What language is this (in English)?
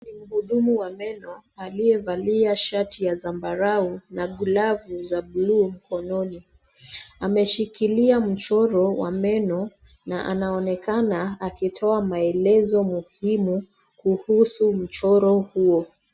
Swahili